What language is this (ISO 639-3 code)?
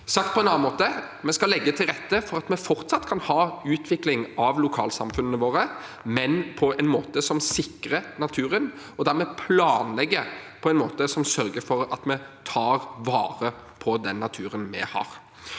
nor